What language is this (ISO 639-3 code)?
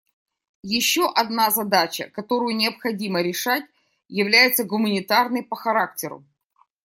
rus